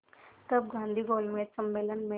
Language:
Hindi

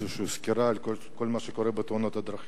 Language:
Hebrew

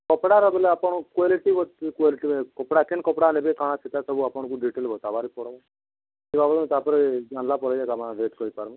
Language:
Odia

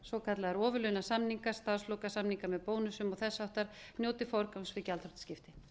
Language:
Icelandic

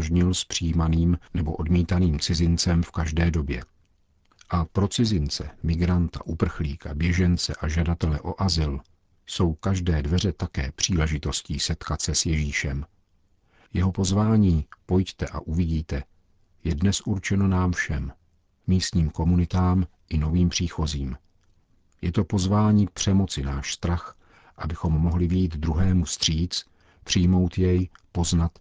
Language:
Czech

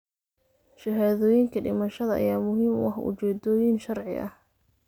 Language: Somali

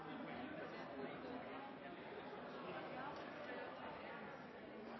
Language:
Norwegian Bokmål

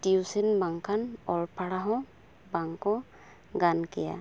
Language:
Santali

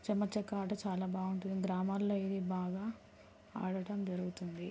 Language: Telugu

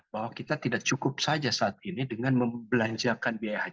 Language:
Indonesian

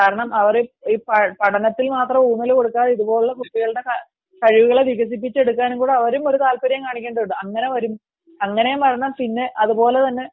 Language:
Malayalam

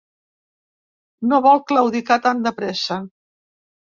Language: Catalan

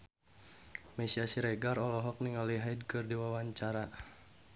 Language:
Sundanese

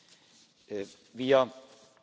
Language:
German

